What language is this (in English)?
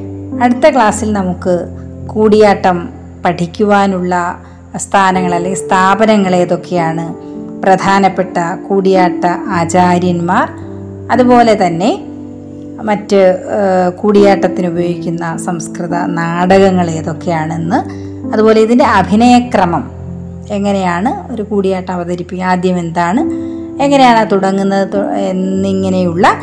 Malayalam